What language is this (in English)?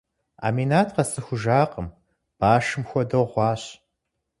Kabardian